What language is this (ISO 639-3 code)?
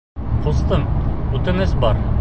bak